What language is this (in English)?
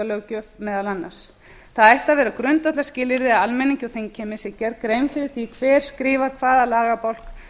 Icelandic